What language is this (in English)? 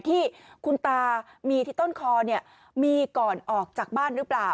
Thai